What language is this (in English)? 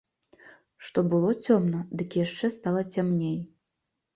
Belarusian